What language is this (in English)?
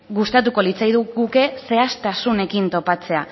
Basque